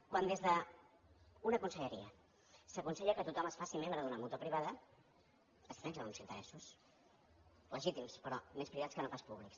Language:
Catalan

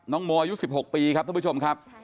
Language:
Thai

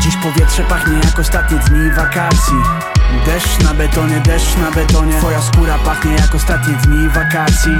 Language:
Polish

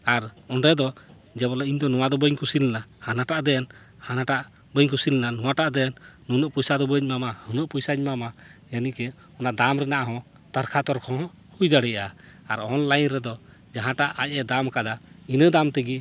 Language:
Santali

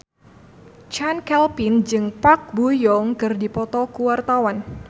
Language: Sundanese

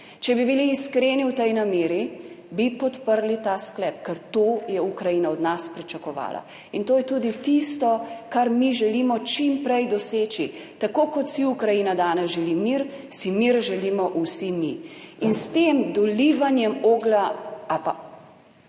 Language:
Slovenian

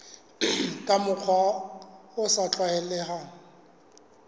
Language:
Southern Sotho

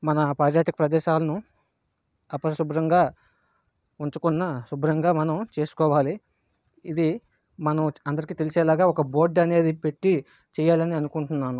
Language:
Telugu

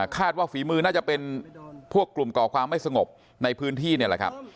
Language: Thai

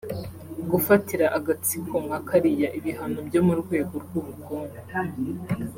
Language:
Kinyarwanda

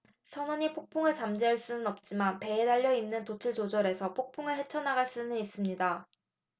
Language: Korean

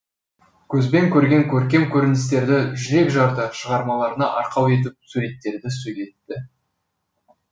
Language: Kazakh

